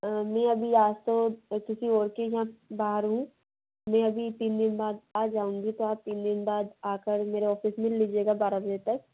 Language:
Hindi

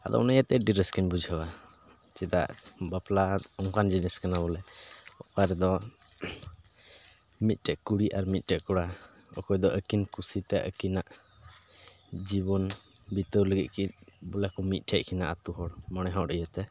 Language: Santali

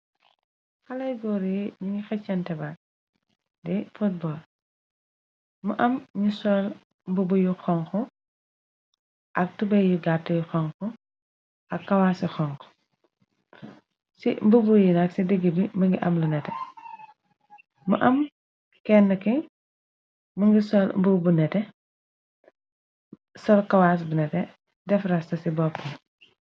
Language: Wolof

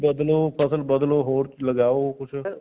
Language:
Punjabi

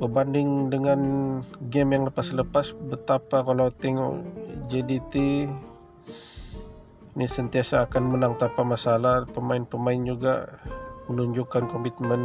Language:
Malay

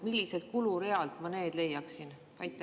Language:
Estonian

